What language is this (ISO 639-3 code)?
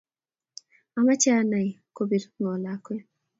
kln